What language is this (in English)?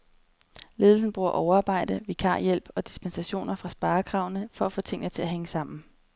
Danish